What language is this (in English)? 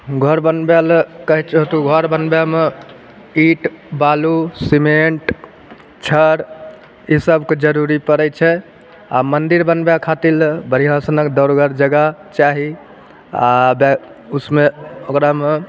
Maithili